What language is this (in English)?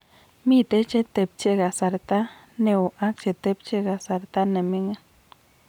Kalenjin